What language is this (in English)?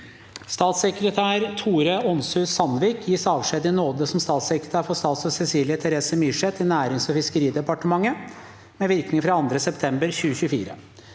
Norwegian